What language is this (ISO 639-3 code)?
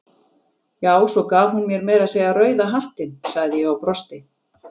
isl